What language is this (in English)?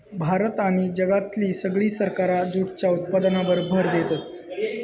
Marathi